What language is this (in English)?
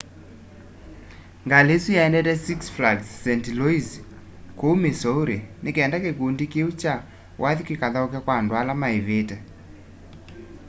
Kamba